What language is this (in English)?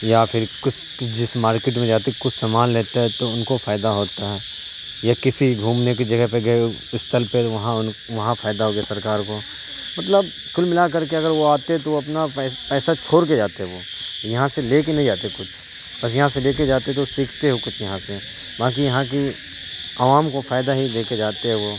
Urdu